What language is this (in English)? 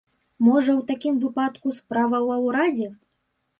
Belarusian